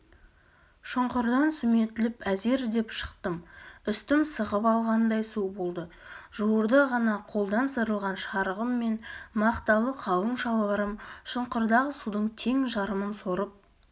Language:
Kazakh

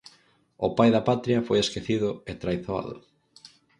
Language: Galician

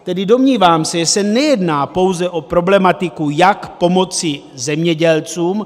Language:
Czech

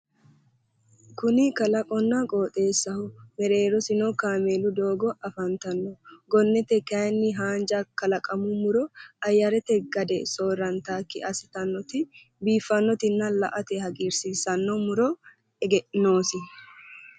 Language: Sidamo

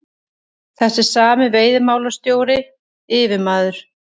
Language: Icelandic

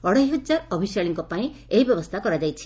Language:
Odia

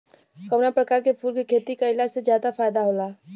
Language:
Bhojpuri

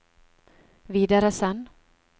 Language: Norwegian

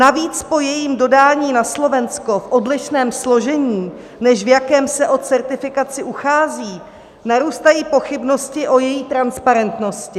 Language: Czech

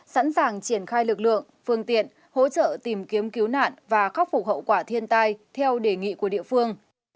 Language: Vietnamese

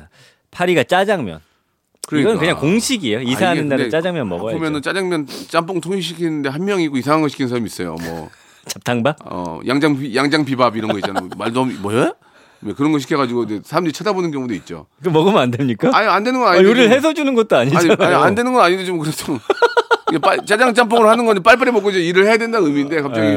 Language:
Korean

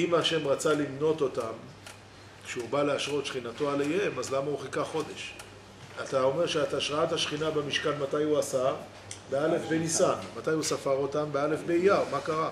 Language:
Hebrew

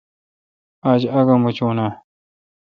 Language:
Kalkoti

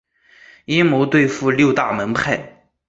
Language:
Chinese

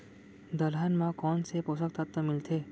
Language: Chhattisgarhi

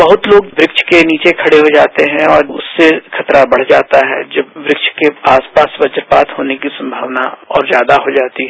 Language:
Hindi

